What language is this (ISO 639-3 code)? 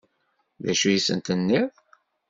kab